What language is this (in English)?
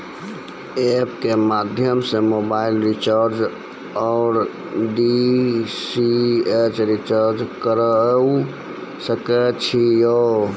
Maithili